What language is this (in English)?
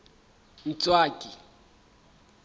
Southern Sotho